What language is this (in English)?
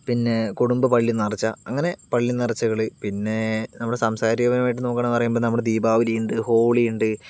Malayalam